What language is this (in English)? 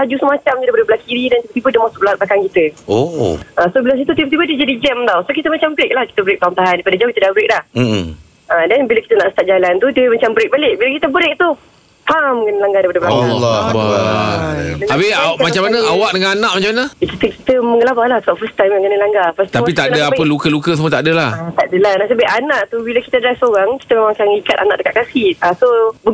Malay